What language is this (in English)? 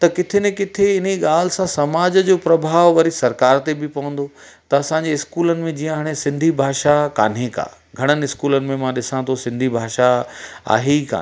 Sindhi